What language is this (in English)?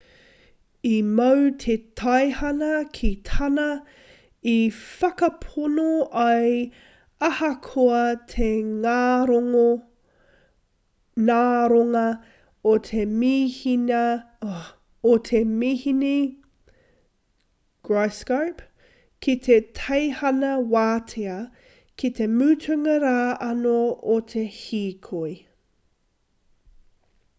Māori